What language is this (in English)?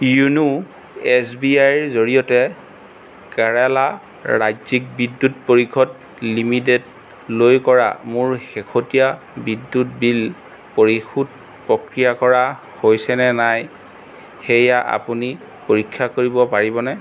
Assamese